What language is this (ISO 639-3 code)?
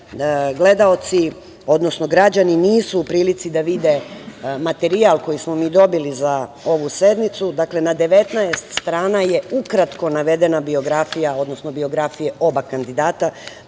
srp